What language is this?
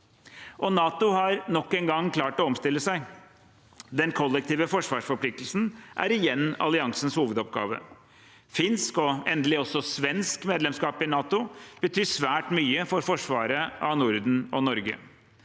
Norwegian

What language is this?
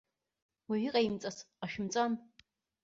Abkhazian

